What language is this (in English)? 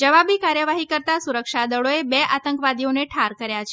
Gujarati